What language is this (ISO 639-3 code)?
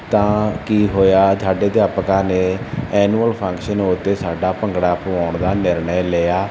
pan